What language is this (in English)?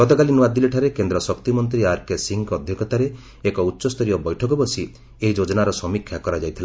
Odia